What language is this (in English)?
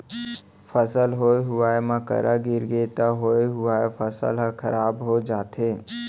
Chhattisgarhi